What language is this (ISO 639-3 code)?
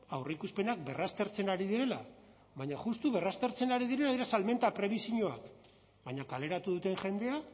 eus